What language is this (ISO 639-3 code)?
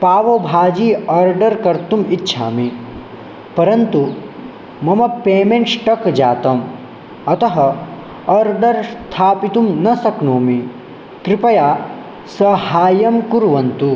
san